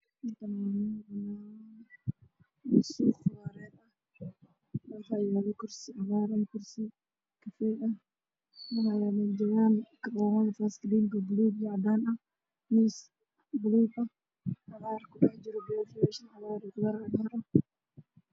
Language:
Somali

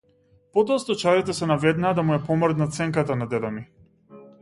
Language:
Macedonian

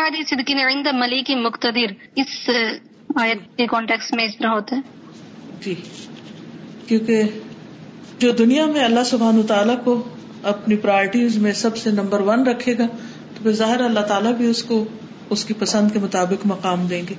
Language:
Urdu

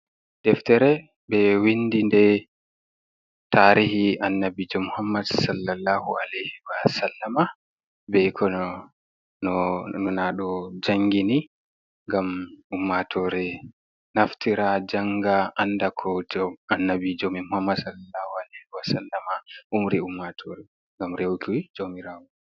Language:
Fula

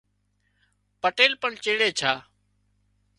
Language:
Wadiyara Koli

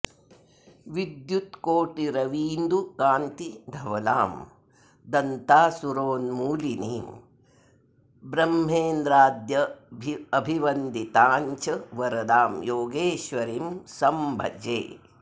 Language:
Sanskrit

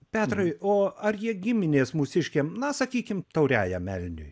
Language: Lithuanian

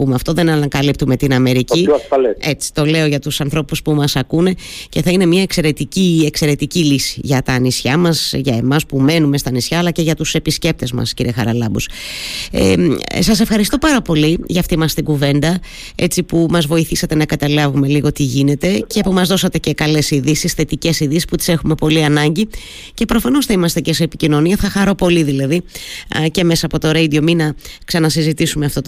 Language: Greek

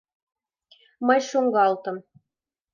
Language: Mari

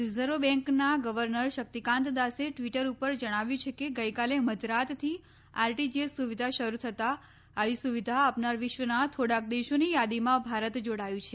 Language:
Gujarati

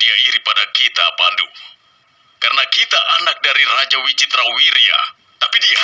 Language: Indonesian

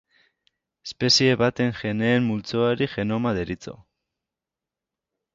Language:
Basque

